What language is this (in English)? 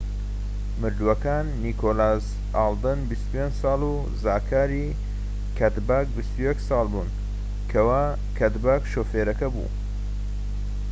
Central Kurdish